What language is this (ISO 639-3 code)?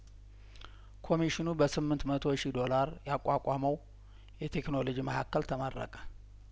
amh